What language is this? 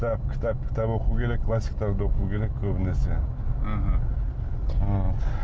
Kazakh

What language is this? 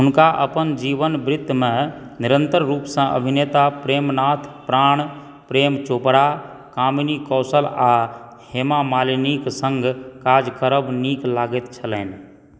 Maithili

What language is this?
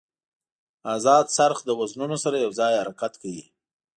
Pashto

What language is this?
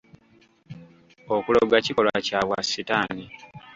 Ganda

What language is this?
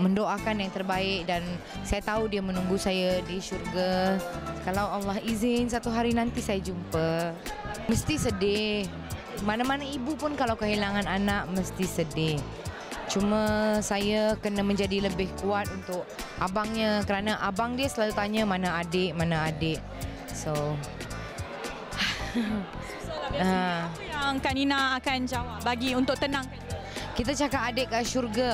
Malay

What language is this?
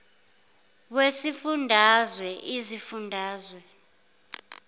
Zulu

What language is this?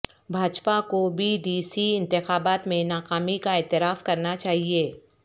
Urdu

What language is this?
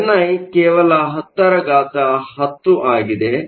Kannada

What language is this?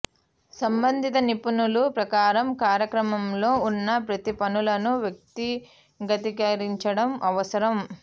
Telugu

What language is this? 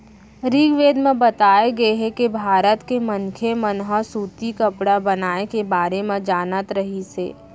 Chhattisgarhi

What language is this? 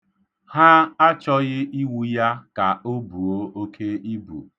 Igbo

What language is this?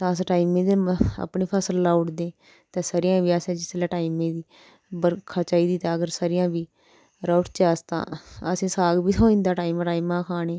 Dogri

